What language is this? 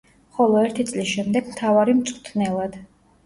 Georgian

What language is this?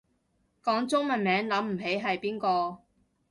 Cantonese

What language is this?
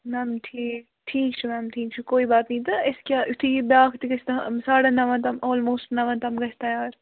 Kashmiri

